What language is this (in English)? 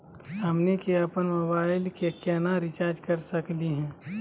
Magahi